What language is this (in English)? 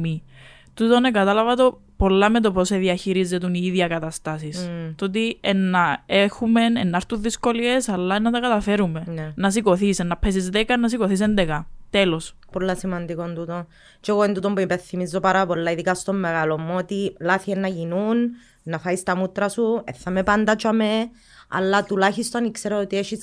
Greek